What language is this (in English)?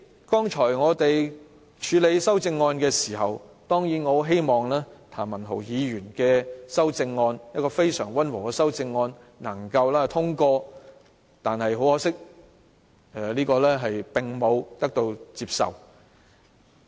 Cantonese